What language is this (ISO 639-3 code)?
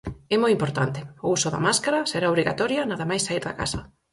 glg